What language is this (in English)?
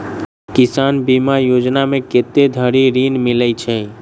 Maithili